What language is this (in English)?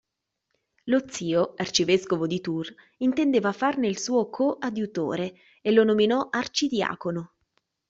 Italian